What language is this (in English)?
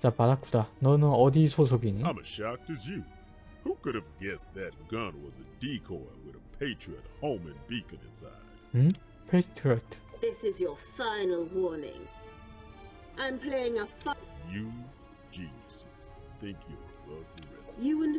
Korean